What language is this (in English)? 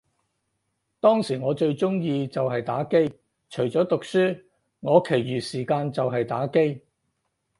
Cantonese